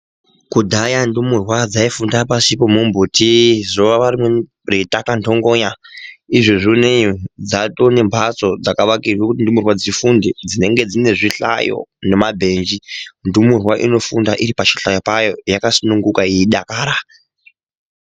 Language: Ndau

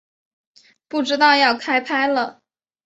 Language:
Chinese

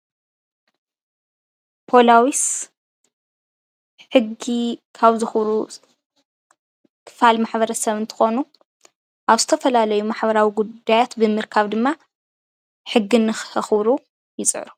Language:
Tigrinya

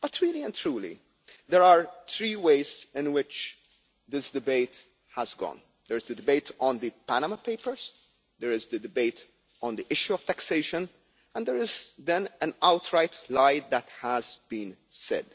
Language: English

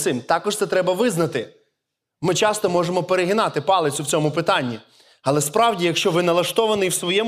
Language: Ukrainian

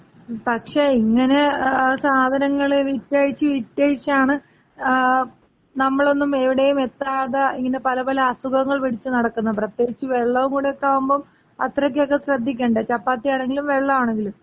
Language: Malayalam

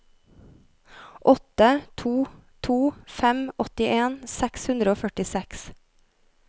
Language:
Norwegian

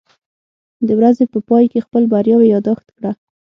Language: Pashto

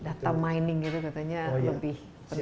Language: Indonesian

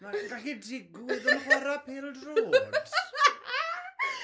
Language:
Welsh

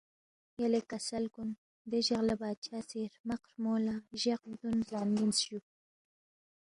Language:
Balti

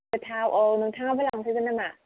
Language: Bodo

